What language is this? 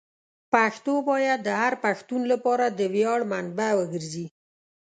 Pashto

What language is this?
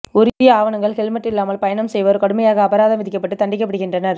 Tamil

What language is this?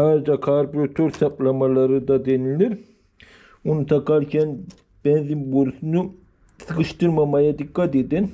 Turkish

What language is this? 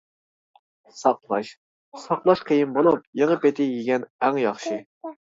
Uyghur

